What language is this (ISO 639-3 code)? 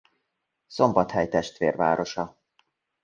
hun